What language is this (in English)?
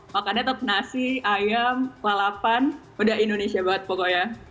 Indonesian